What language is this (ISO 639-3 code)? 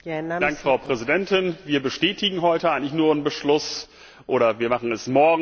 deu